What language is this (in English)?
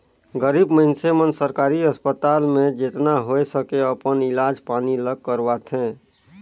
Chhattisgarhi